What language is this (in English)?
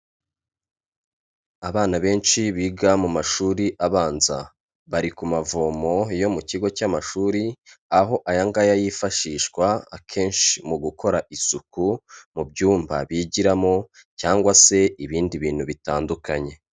Kinyarwanda